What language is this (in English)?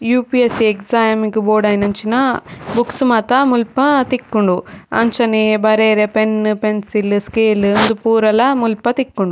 Tulu